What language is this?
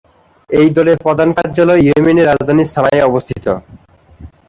Bangla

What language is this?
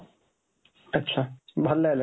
Odia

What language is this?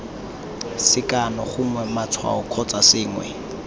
Tswana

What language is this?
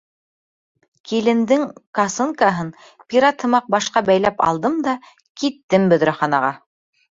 Bashkir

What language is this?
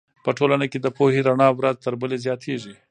Pashto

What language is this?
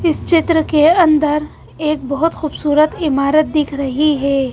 Hindi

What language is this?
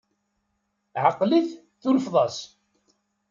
Kabyle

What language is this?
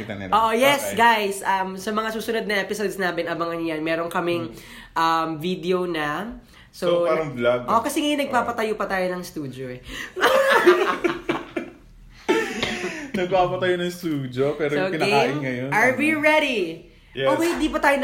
Filipino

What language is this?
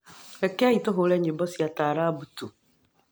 Kikuyu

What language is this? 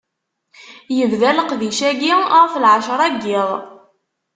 Kabyle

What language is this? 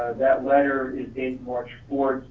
English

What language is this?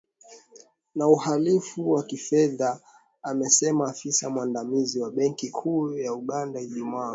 Swahili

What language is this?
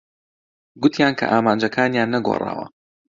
Central Kurdish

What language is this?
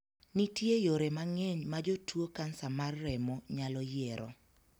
Luo (Kenya and Tanzania)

